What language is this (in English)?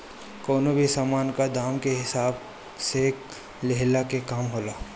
Bhojpuri